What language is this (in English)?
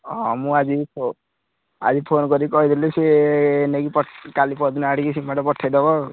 Odia